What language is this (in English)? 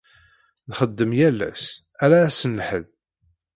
Kabyle